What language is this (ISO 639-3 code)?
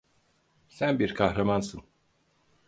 tur